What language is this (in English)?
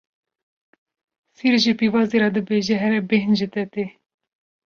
Kurdish